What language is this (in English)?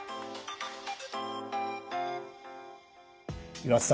Japanese